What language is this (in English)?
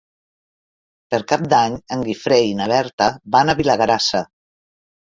Catalan